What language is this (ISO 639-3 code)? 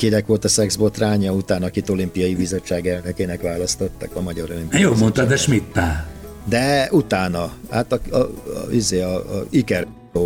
hun